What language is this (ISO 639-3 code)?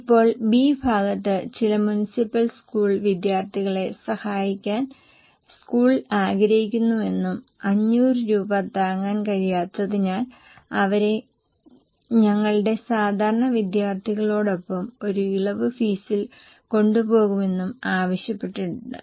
mal